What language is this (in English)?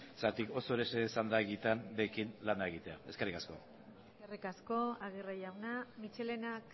Basque